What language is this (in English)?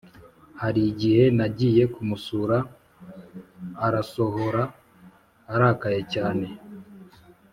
Kinyarwanda